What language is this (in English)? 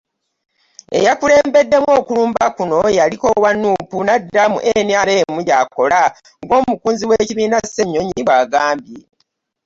Ganda